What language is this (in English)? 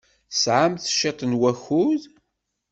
Kabyle